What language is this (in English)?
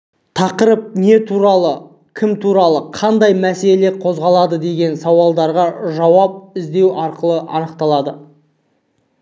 Kazakh